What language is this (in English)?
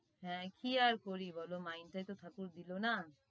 Bangla